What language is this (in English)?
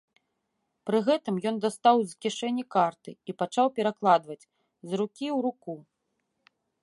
Belarusian